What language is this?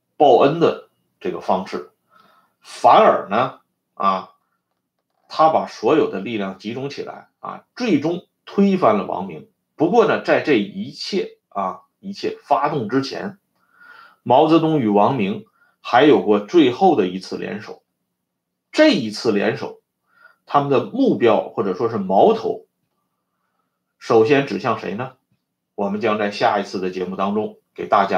Chinese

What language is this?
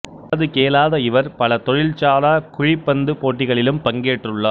Tamil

